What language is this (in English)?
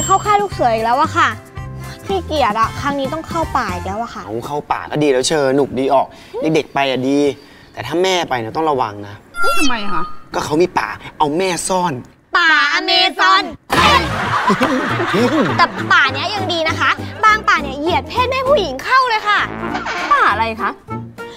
Thai